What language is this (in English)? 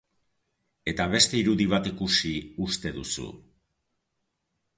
Basque